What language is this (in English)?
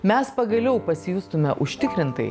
Lithuanian